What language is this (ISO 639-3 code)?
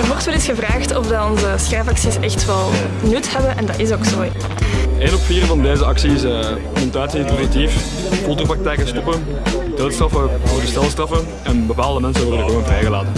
nld